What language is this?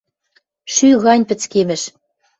Western Mari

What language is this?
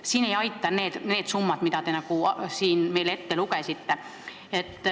Estonian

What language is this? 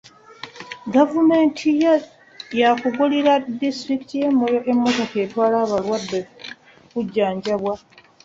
Ganda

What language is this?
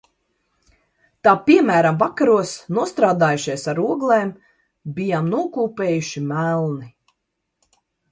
Latvian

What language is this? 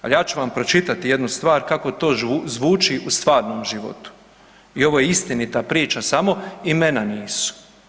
Croatian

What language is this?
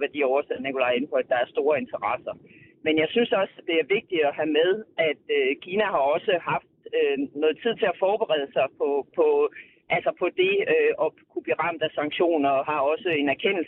Danish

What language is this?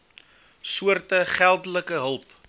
Afrikaans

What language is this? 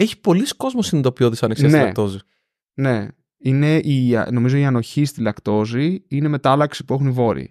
Greek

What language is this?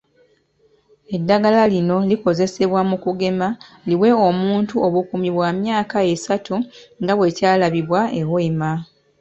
Ganda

